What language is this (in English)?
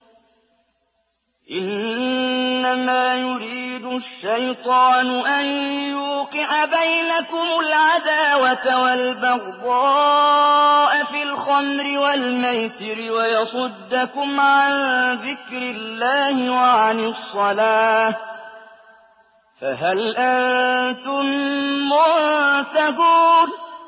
Arabic